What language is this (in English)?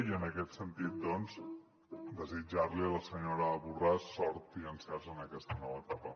Catalan